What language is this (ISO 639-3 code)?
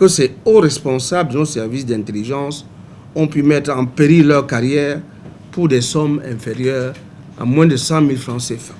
fra